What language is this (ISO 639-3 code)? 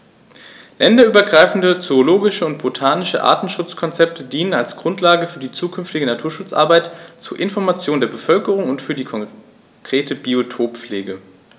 deu